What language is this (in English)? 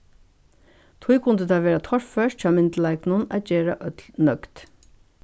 Faroese